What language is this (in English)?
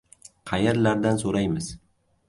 Uzbek